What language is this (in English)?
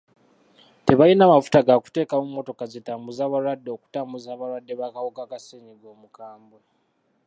Ganda